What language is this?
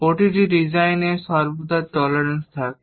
Bangla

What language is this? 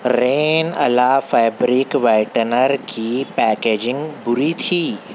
Urdu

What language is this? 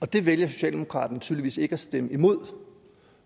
Danish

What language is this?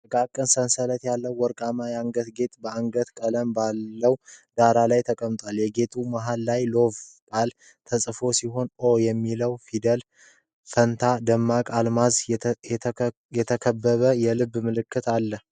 Amharic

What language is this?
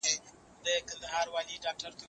Pashto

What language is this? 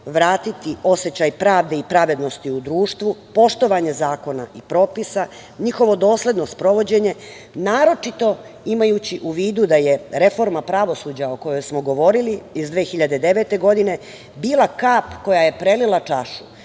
Serbian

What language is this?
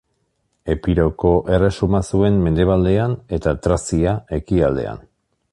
Basque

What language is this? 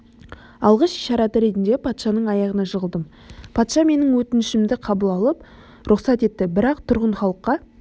Kazakh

